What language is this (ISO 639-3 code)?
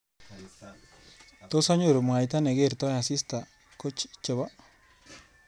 kln